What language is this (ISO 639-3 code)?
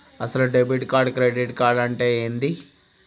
tel